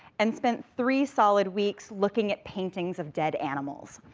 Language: English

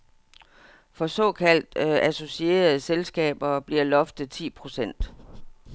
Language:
Danish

